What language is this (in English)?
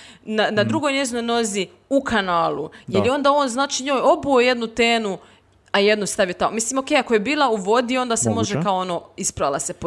Croatian